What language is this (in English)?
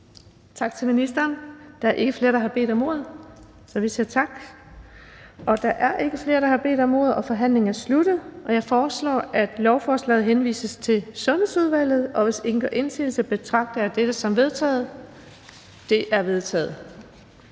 Danish